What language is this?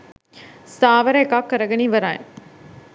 Sinhala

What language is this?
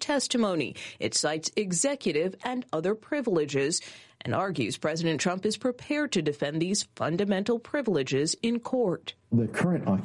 English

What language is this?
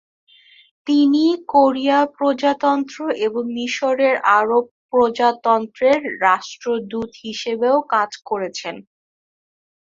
Bangla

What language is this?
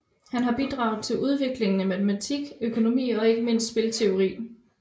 Danish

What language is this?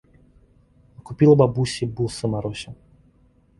Russian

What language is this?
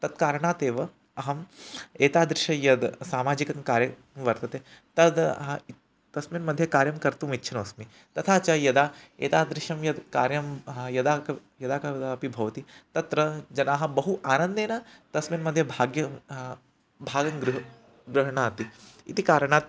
Sanskrit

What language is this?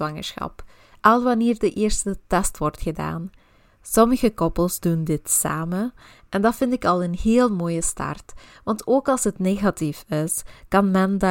Dutch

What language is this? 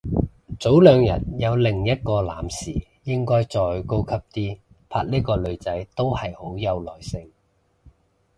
Cantonese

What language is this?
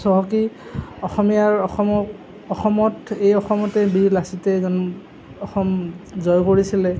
Assamese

